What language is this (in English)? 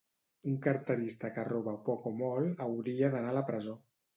Catalan